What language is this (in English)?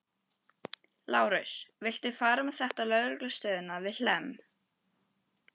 Icelandic